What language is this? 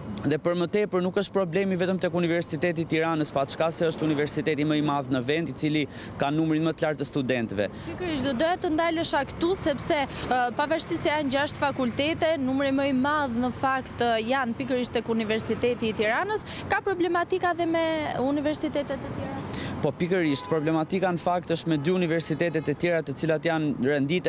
Romanian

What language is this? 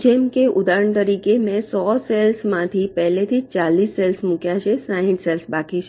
Gujarati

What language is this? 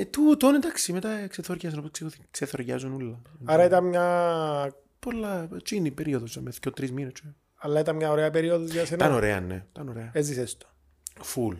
Greek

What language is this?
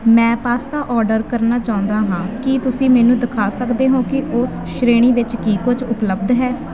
Punjabi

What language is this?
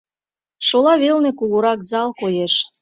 Mari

